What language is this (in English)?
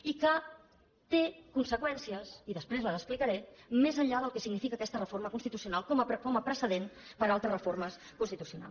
Catalan